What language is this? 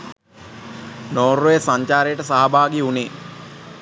Sinhala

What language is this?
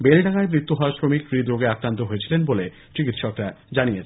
Bangla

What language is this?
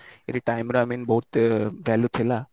Odia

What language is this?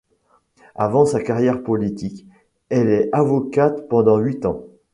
French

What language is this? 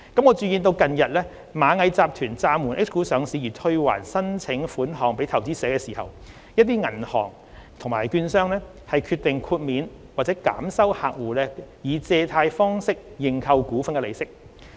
Cantonese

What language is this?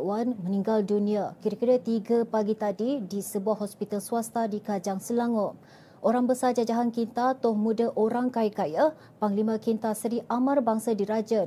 Malay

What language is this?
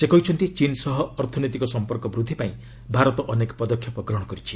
Odia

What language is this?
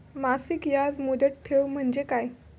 Marathi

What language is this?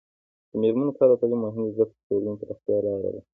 Pashto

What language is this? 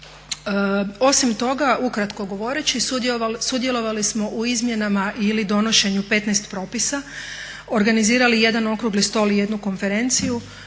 Croatian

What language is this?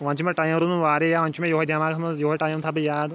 Kashmiri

